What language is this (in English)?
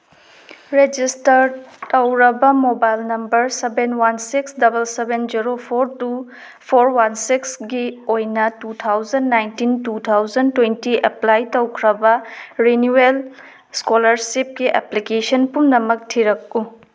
Manipuri